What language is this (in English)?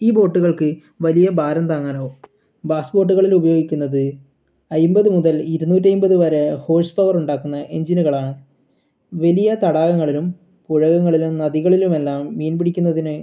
Malayalam